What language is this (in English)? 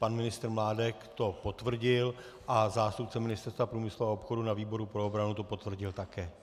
Czech